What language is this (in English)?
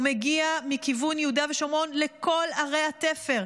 Hebrew